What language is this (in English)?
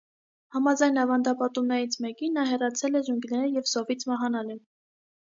Armenian